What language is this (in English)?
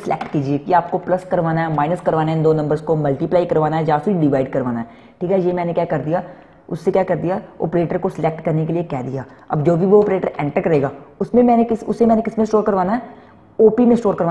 Hindi